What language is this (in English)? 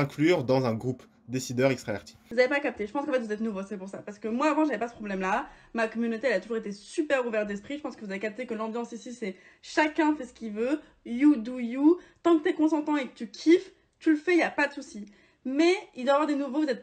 French